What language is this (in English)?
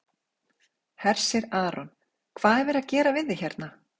Icelandic